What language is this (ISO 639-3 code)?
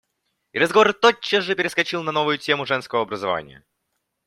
rus